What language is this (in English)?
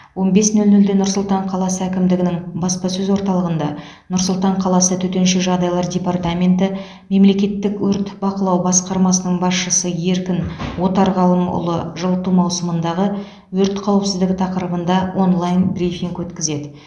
Kazakh